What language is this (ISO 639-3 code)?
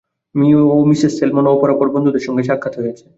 ben